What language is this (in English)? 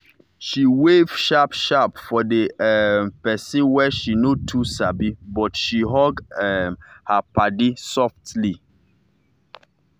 Nigerian Pidgin